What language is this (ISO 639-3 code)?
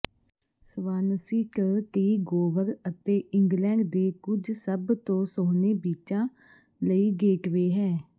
pan